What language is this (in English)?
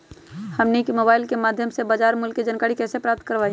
Magahi